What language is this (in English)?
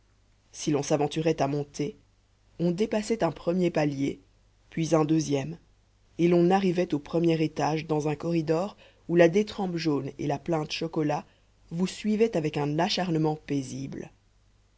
French